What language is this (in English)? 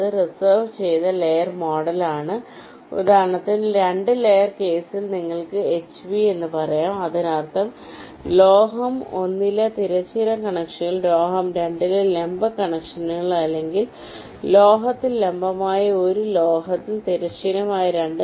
Malayalam